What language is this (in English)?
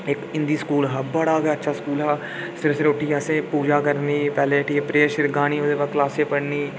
Dogri